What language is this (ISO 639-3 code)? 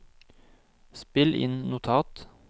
nor